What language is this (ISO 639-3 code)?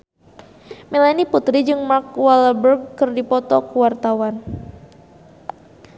sun